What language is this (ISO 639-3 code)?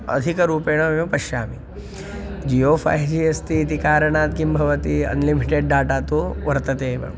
san